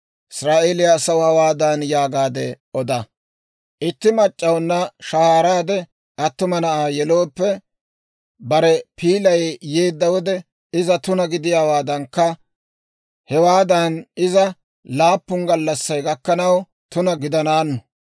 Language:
Dawro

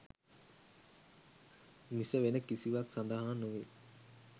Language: Sinhala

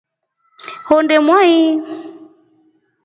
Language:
Rombo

